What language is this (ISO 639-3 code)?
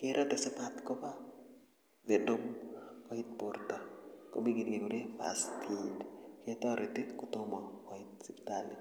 kln